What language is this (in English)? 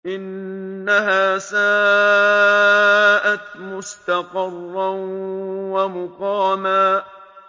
Arabic